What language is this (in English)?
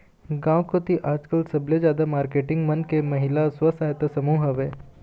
Chhattisgarhi